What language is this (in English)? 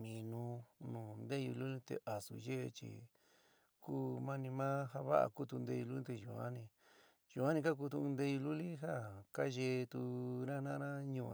San Miguel El Grande Mixtec